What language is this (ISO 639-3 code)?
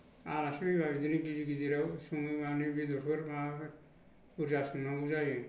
brx